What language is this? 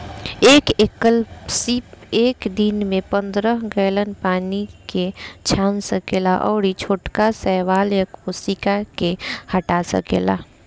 Bhojpuri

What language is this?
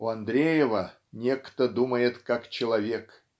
Russian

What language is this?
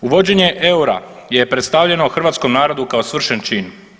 Croatian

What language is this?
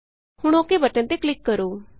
Punjabi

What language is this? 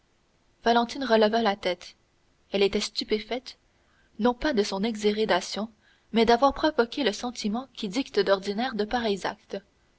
French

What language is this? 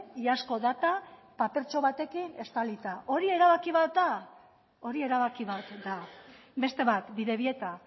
Basque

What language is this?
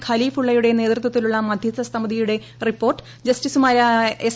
Malayalam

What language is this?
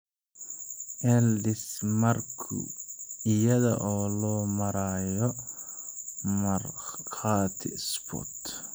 Somali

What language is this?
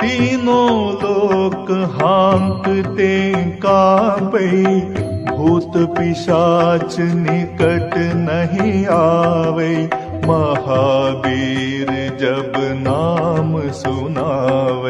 Hindi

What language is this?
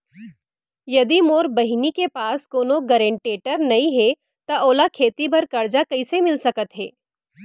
Chhattisgarhi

